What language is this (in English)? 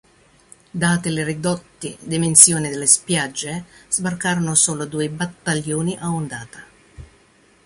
Italian